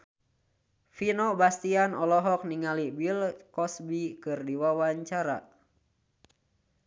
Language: Sundanese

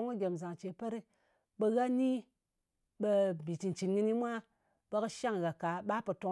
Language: Ngas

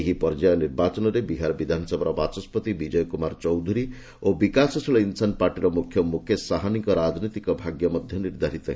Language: Odia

